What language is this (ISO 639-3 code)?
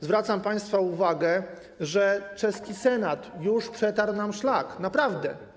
pol